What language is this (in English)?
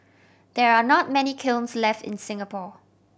English